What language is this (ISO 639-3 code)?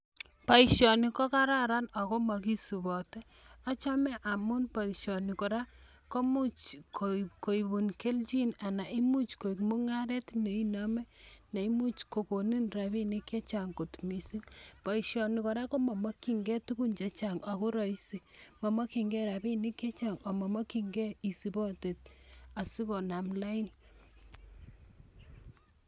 kln